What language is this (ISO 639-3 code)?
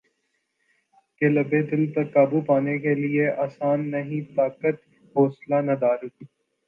urd